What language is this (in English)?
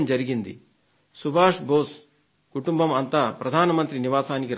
Telugu